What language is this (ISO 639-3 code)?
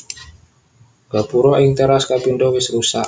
jav